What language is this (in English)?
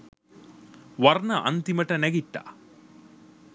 Sinhala